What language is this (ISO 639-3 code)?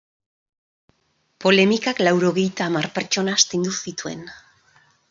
eus